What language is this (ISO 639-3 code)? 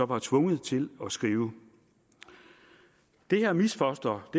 dan